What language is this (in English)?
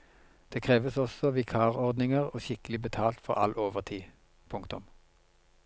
Norwegian